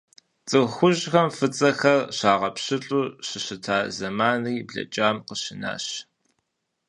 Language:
Kabardian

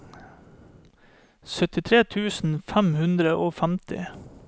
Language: Norwegian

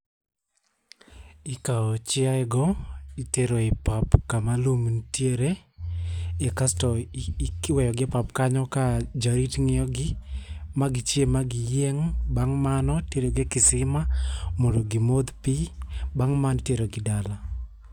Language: Luo (Kenya and Tanzania)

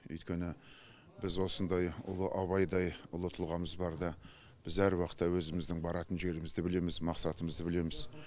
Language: Kazakh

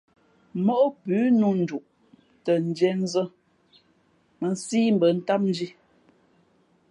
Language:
Fe'fe'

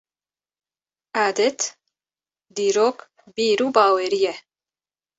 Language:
Kurdish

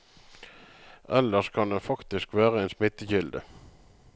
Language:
Norwegian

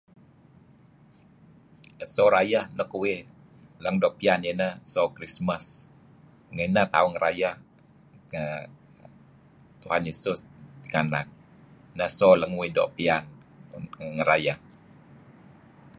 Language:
Kelabit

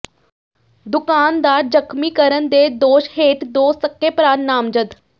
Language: Punjabi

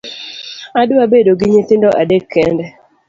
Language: Luo (Kenya and Tanzania)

